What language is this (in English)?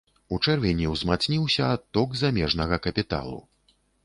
Belarusian